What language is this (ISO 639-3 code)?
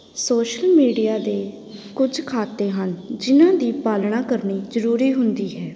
pan